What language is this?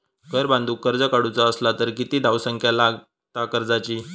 Marathi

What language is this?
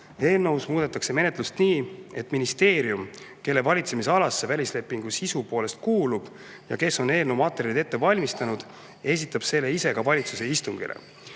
Estonian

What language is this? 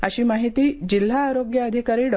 Marathi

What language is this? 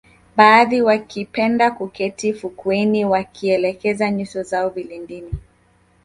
Swahili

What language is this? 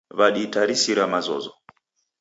Taita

